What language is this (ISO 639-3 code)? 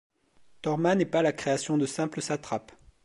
fra